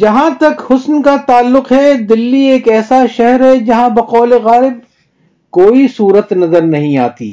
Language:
Urdu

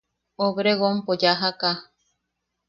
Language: Yaqui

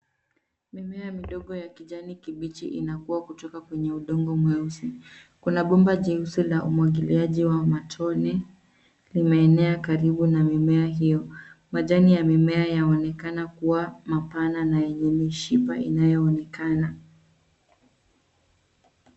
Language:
Swahili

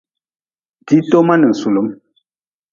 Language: Nawdm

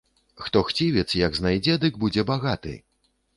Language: Belarusian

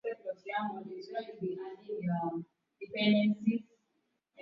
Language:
Swahili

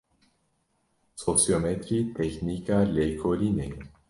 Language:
Kurdish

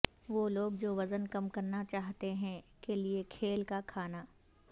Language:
Urdu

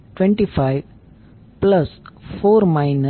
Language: Gujarati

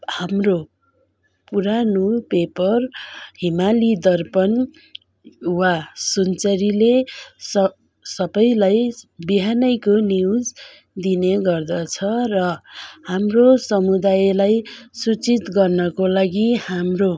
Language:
Nepali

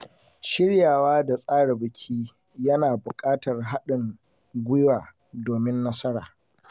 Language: Hausa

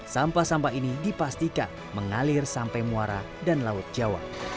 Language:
Indonesian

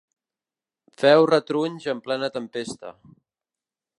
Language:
Catalan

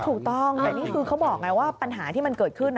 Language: Thai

